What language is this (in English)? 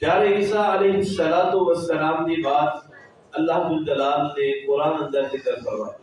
Urdu